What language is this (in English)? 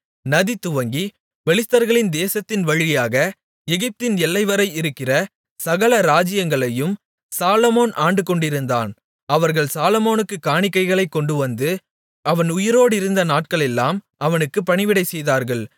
Tamil